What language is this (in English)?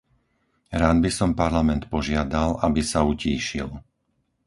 Slovak